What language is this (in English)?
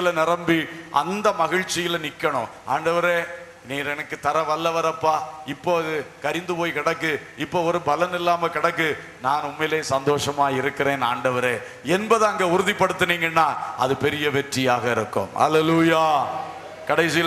Turkish